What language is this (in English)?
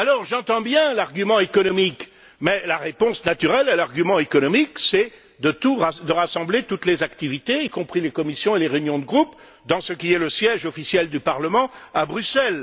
French